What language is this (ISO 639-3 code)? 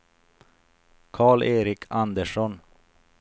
swe